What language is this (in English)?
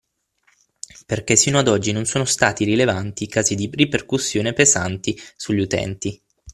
Italian